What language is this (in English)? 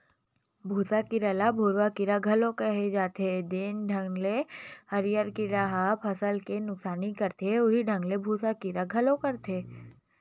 Chhattisgarhi